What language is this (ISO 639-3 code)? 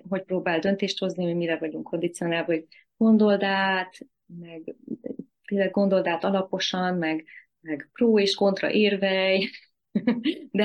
hun